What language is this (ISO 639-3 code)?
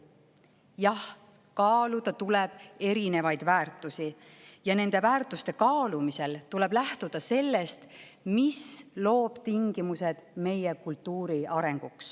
est